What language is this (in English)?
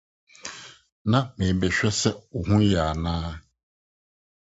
Akan